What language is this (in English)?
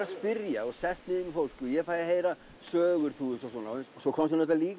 Icelandic